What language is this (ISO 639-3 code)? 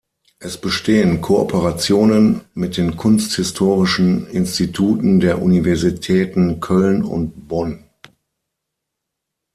deu